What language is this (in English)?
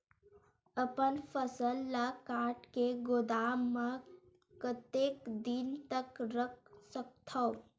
Chhattisgarhi